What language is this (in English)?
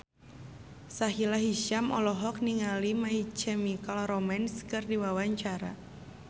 Sundanese